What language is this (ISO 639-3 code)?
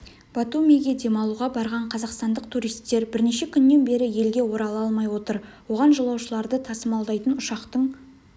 kaz